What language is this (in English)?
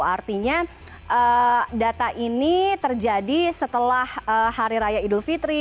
Indonesian